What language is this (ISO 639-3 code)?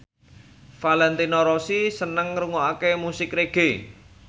jav